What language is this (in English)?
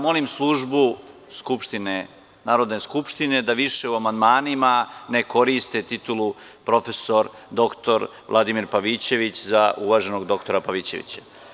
Serbian